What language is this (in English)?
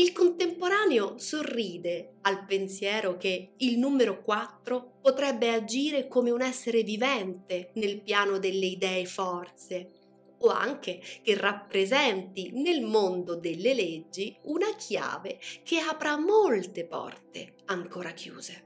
Italian